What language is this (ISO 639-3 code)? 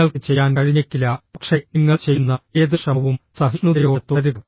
mal